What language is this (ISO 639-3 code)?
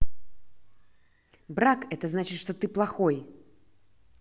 rus